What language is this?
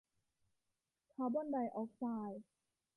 Thai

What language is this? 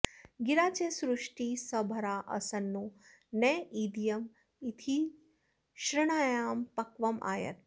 Sanskrit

